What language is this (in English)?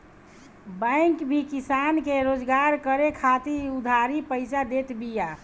Bhojpuri